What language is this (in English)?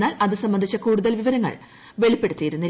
Malayalam